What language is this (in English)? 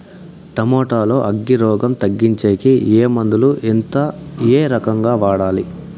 Telugu